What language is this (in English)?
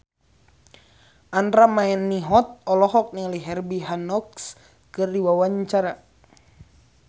Sundanese